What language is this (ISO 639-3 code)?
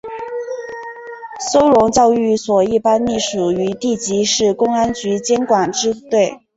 zho